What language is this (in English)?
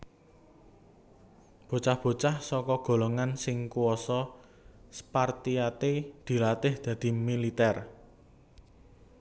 Javanese